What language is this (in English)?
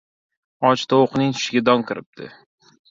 Uzbek